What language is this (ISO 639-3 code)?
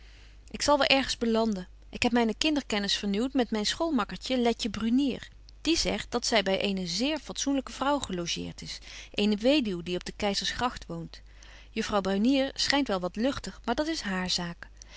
nld